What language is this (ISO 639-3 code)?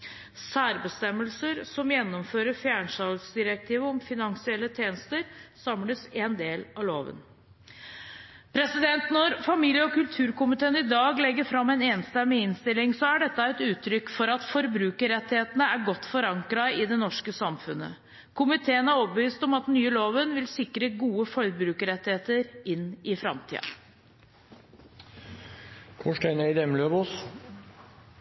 nob